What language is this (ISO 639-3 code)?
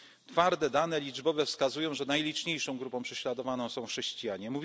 pol